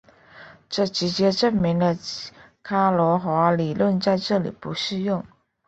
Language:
Chinese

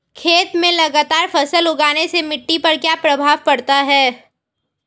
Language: Hindi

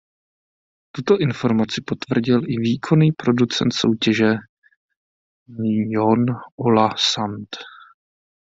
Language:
Czech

